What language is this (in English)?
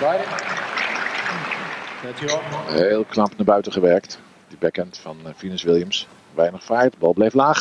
Dutch